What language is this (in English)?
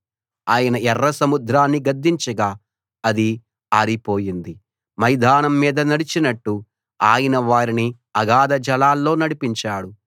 Telugu